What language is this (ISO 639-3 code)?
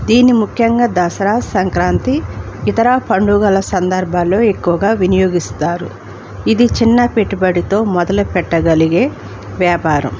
tel